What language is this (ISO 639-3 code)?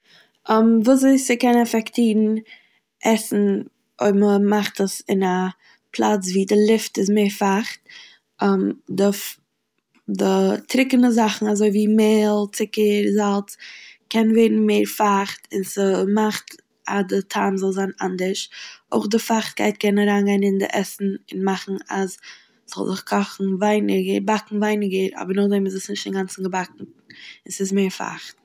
yid